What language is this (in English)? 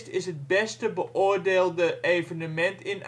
Dutch